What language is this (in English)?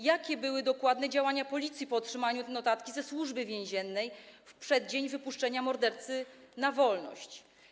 Polish